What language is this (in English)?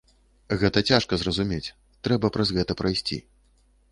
Belarusian